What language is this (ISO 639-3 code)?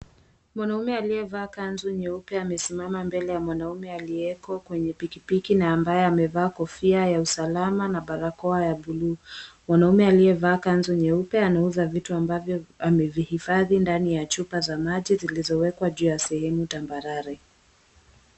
swa